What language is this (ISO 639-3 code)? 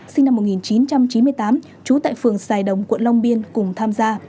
vie